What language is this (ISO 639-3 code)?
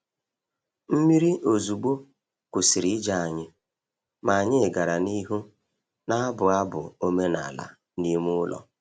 ibo